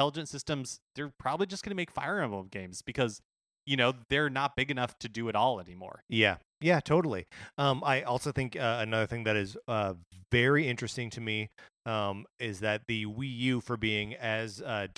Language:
English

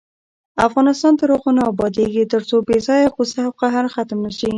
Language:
Pashto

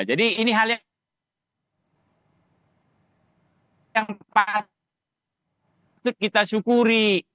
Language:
Indonesian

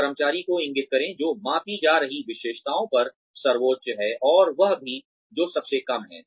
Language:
Hindi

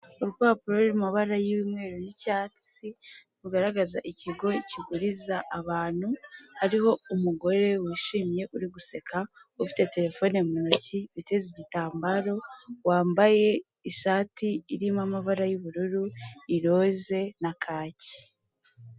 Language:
Kinyarwanda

